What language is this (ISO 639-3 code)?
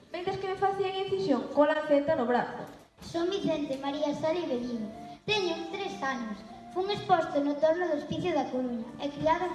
glg